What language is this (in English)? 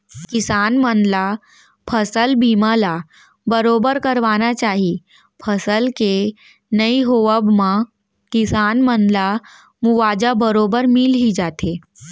Chhattisgarhi